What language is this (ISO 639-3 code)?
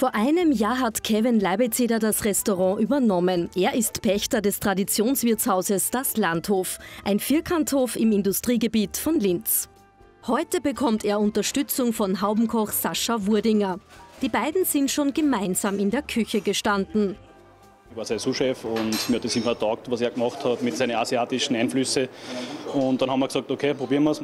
deu